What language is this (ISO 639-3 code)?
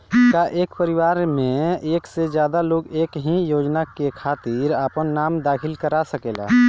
bho